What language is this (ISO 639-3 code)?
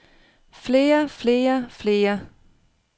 dan